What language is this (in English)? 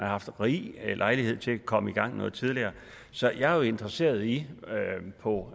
Danish